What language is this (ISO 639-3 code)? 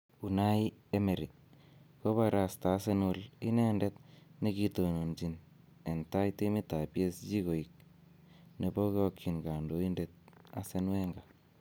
kln